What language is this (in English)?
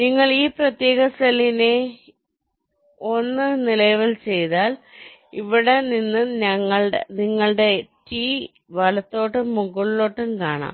Malayalam